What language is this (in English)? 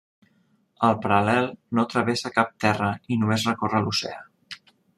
Catalan